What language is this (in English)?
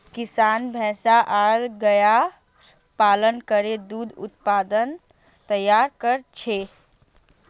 Magahi